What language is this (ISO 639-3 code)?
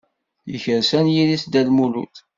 kab